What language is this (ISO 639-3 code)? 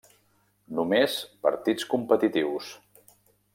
cat